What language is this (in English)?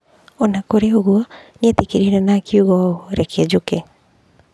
Kikuyu